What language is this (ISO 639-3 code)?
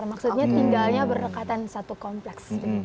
ind